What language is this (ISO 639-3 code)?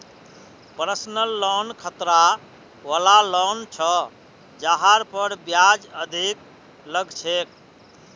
mag